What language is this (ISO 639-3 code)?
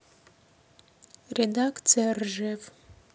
rus